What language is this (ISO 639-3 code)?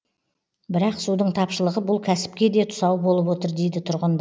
kaz